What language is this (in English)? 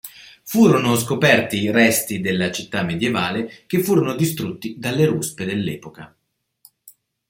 Italian